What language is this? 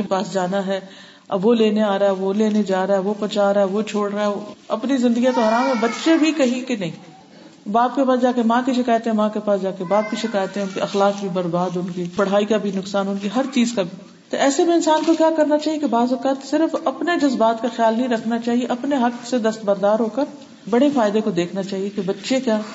Urdu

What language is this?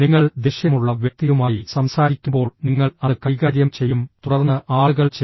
Malayalam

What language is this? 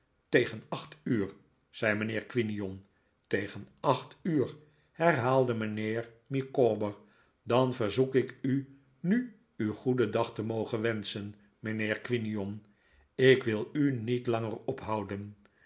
Dutch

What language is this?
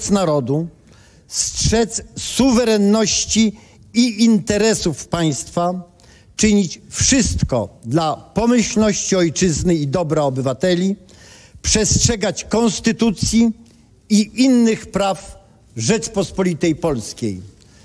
Polish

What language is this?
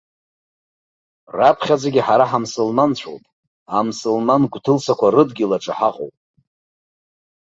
Abkhazian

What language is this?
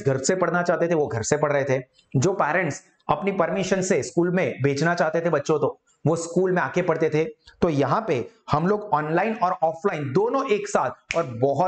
Hindi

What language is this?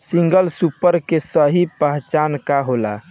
Bhojpuri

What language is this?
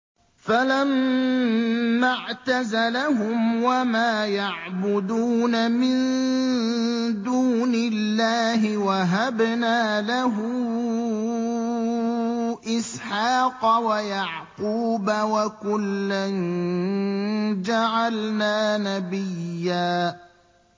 Arabic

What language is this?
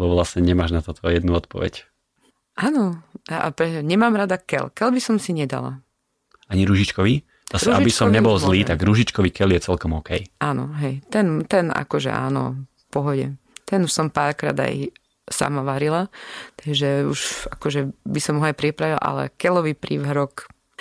Slovak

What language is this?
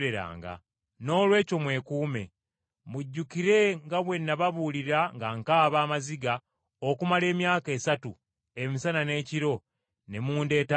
Ganda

